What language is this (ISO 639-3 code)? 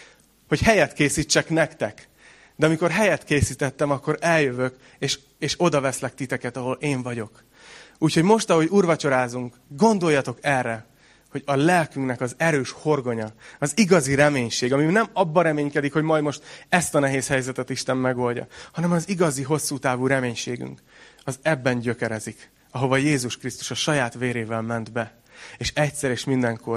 hun